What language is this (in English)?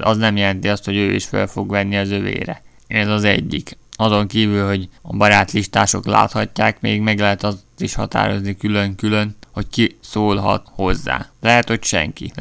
Hungarian